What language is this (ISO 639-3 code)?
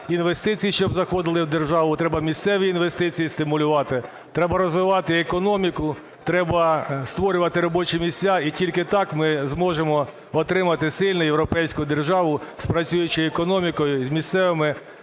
ukr